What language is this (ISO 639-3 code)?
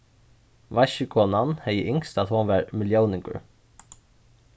fao